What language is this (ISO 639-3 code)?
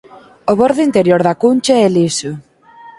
glg